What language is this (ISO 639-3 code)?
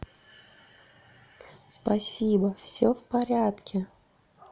rus